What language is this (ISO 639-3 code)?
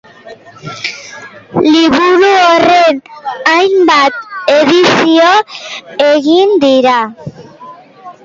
eus